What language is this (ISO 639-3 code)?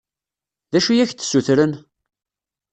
kab